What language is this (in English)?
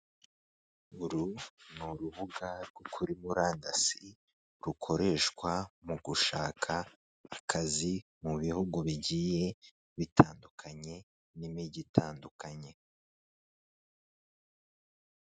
Kinyarwanda